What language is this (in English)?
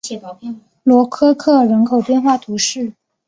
Chinese